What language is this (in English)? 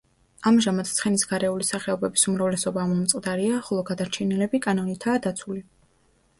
Georgian